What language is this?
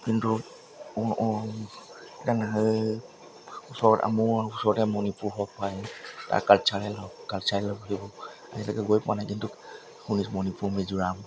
Assamese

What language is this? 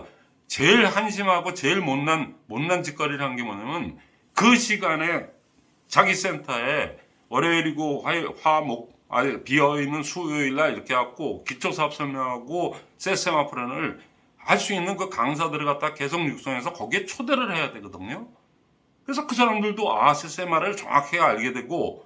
Korean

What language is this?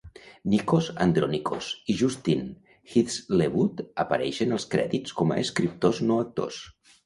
Catalan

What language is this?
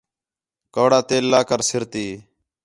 Khetrani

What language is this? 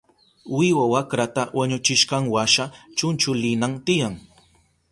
Southern Pastaza Quechua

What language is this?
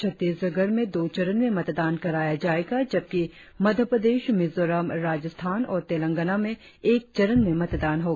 Hindi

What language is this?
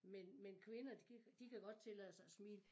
Danish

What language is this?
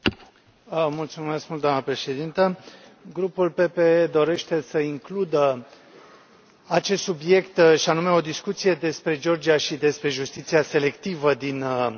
Romanian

